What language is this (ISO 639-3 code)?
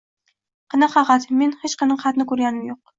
uzb